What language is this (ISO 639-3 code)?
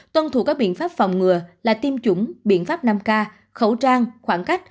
vie